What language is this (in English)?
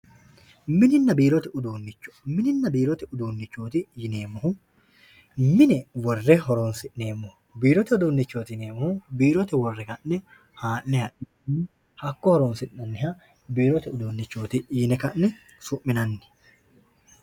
Sidamo